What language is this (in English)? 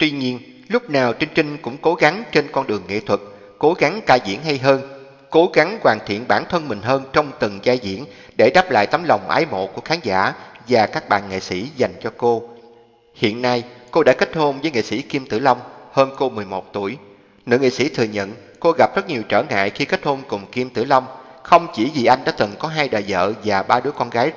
Vietnamese